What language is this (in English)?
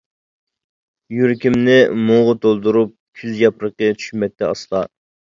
Uyghur